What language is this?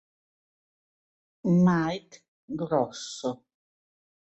Italian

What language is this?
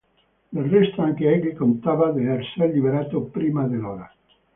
Italian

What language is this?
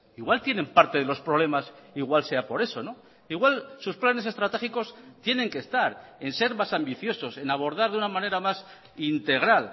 Spanish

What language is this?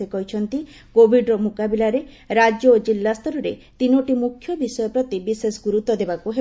Odia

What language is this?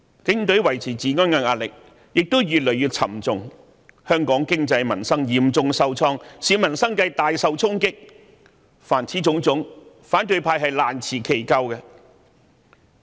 Cantonese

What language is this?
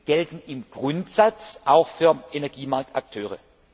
German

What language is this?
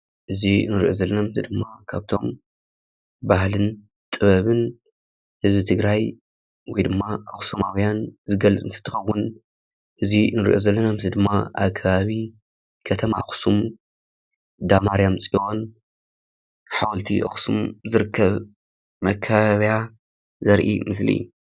Tigrinya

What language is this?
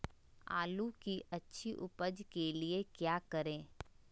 Magahi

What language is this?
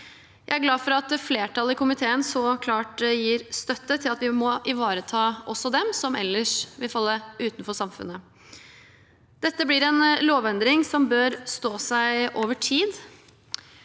Norwegian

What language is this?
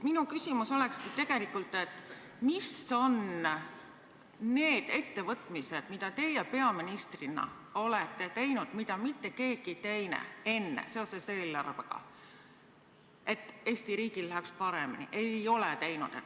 Estonian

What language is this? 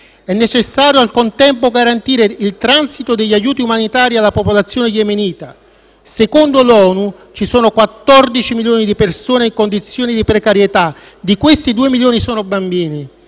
Italian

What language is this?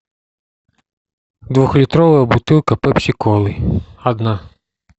Russian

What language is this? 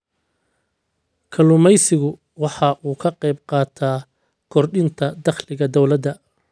Somali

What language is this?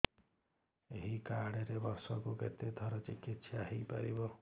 Odia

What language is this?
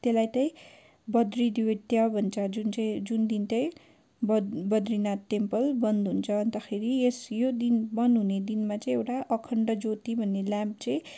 Nepali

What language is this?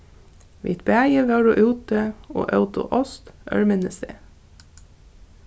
Faroese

